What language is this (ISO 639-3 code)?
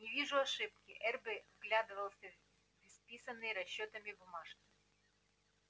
rus